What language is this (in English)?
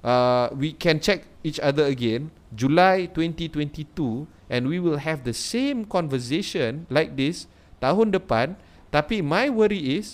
Malay